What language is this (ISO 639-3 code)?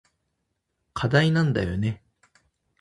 jpn